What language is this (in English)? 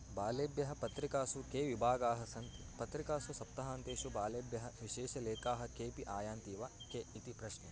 Sanskrit